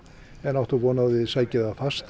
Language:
Icelandic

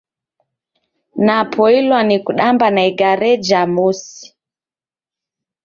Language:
Taita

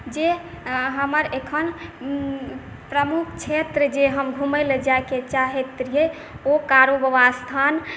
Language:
Maithili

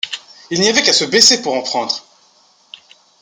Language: French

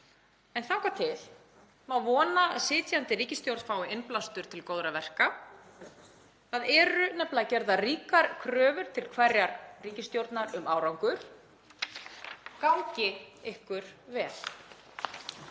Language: Icelandic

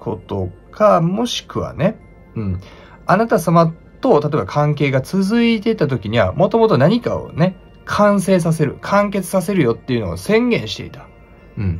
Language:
Japanese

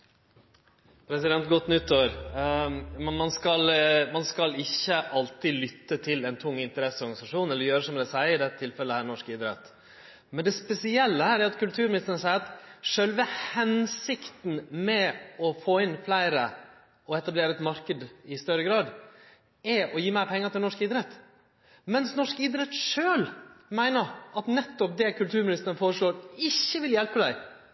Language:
Norwegian Nynorsk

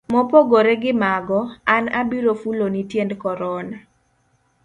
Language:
Luo (Kenya and Tanzania)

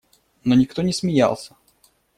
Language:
Russian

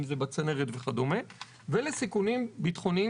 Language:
Hebrew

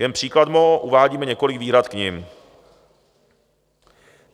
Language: Czech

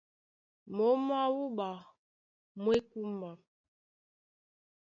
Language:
Duala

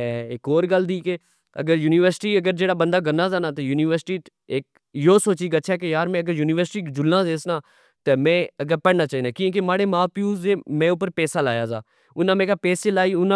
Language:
Pahari-Potwari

